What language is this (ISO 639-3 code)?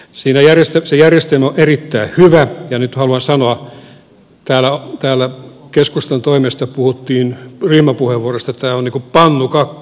fin